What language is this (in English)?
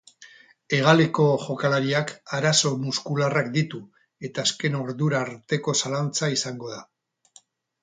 Basque